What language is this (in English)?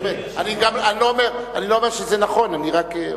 Hebrew